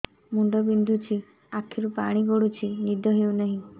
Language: Odia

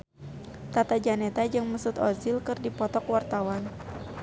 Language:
Sundanese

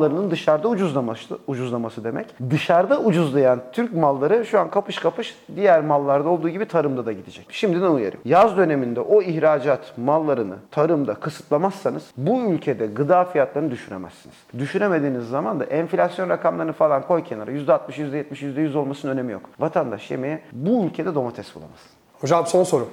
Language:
Turkish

